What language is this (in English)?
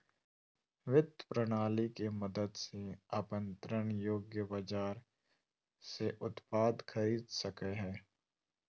Magahi